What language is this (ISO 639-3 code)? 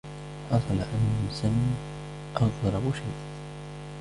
ara